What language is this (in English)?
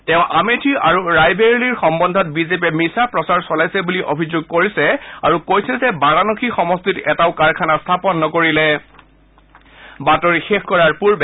Assamese